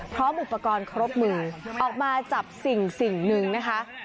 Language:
Thai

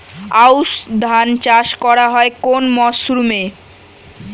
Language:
Bangla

